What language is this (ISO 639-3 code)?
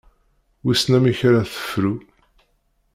kab